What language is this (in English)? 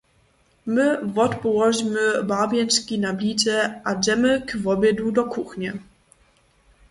Upper Sorbian